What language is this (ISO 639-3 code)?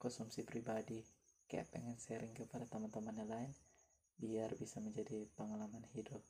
ind